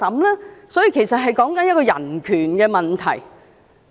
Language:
Cantonese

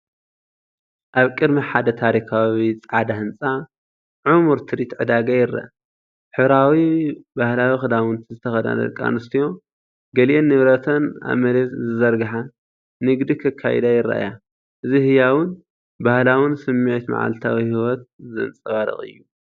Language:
Tigrinya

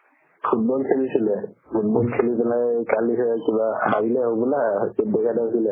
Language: Assamese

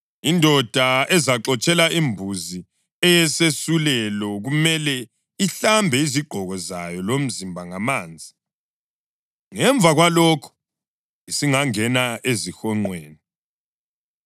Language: North Ndebele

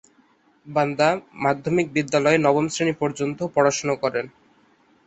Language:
Bangla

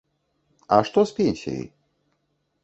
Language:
Belarusian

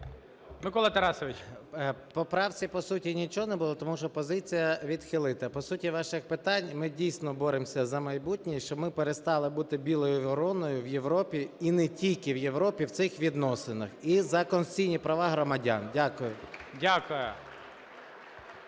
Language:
Ukrainian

